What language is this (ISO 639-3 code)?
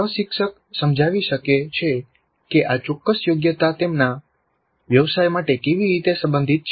guj